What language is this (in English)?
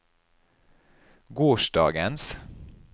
Norwegian